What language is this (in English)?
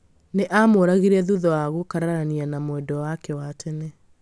Kikuyu